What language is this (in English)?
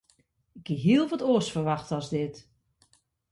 Western Frisian